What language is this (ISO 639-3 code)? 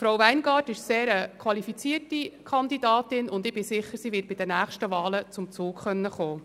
gsw